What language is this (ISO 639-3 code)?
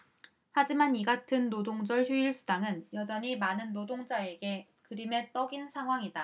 kor